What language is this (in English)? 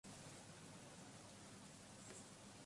Basque